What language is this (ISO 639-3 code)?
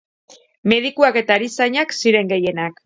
eus